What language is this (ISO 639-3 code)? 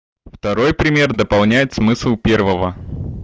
rus